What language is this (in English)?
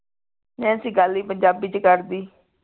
Punjabi